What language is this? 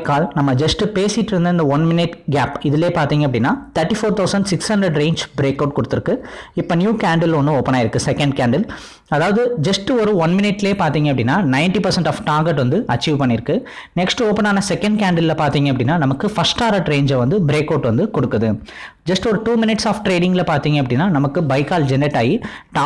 Tamil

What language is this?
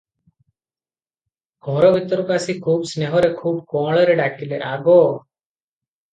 Odia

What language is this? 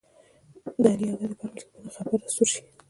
Pashto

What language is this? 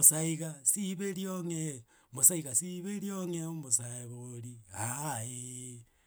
Gusii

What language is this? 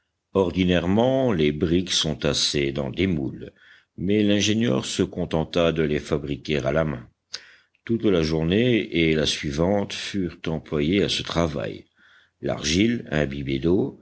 French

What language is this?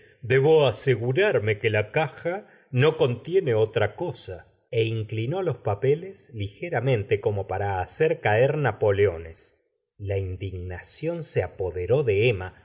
Spanish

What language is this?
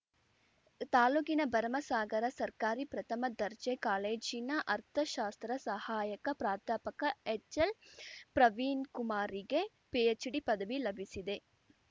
Kannada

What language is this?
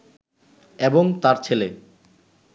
Bangla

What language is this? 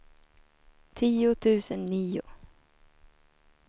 Swedish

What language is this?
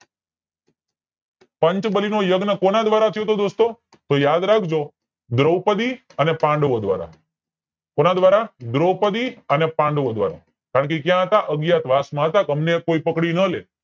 Gujarati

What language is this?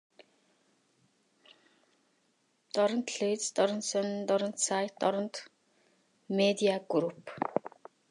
Mongolian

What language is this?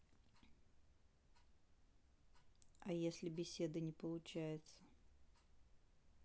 Russian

